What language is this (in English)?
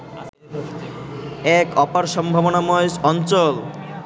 Bangla